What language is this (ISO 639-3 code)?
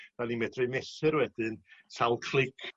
cym